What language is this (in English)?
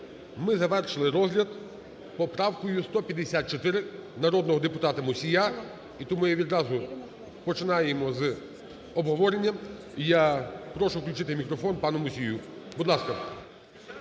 Ukrainian